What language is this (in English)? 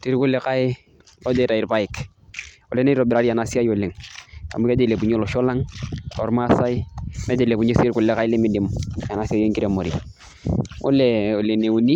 Masai